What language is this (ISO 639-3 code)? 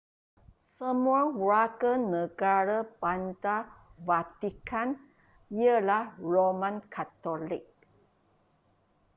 msa